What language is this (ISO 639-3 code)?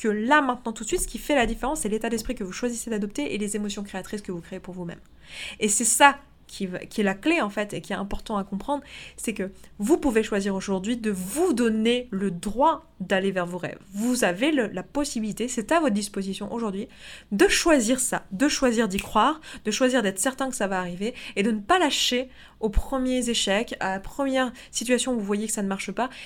fra